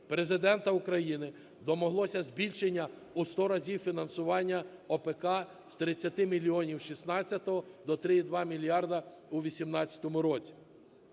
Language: Ukrainian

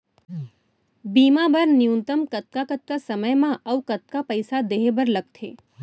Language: Chhattisgarhi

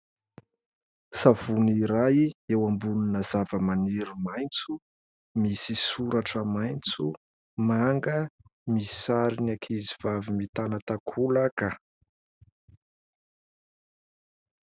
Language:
Malagasy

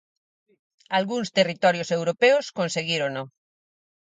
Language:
Galician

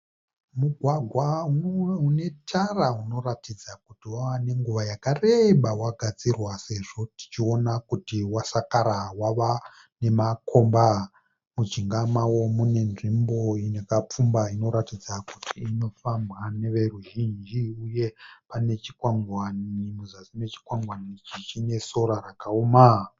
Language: Shona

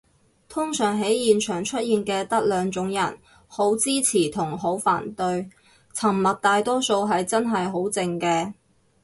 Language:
Cantonese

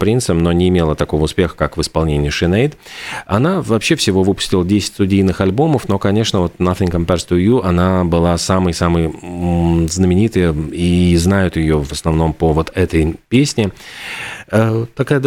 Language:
Russian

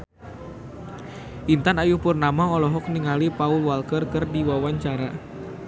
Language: Sundanese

